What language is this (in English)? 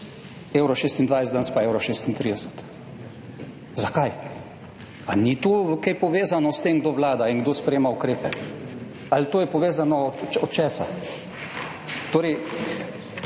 Slovenian